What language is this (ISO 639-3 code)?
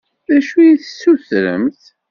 kab